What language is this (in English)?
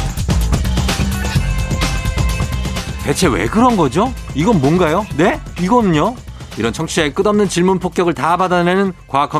Korean